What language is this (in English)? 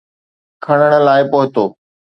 Sindhi